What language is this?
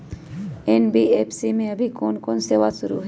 Magahi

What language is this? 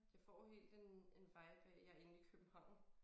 Danish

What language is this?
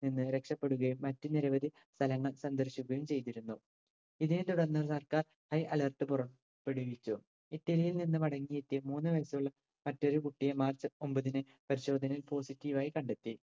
Malayalam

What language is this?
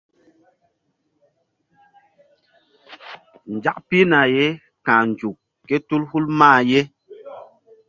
Mbum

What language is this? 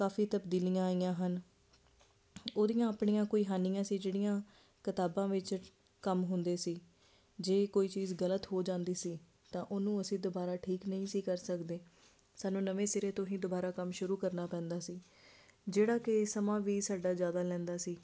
Punjabi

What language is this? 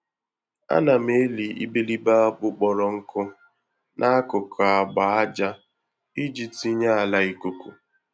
Igbo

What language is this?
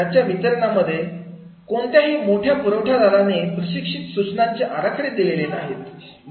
Marathi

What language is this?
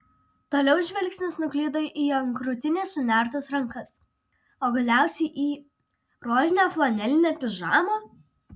Lithuanian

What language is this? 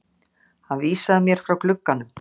Icelandic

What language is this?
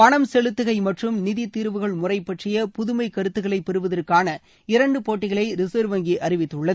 Tamil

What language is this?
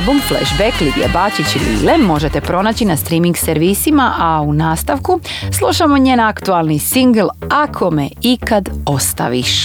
Croatian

